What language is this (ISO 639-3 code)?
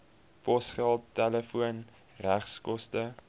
afr